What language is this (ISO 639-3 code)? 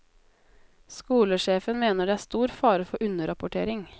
nor